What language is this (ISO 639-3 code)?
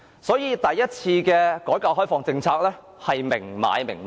yue